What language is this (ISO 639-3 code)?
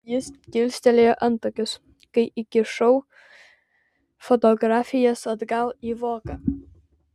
lit